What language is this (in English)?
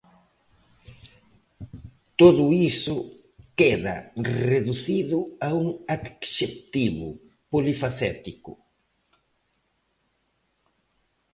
Galician